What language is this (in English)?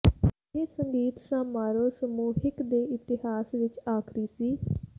Punjabi